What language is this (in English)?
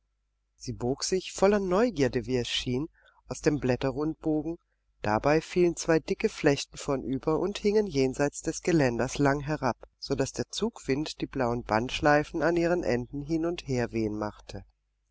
German